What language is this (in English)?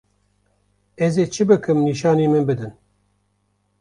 Kurdish